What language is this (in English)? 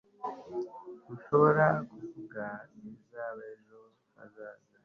Kinyarwanda